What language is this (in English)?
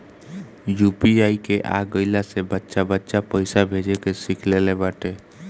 Bhojpuri